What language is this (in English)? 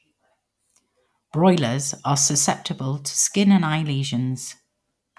English